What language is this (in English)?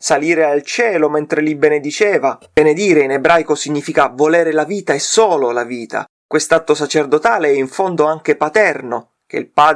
Italian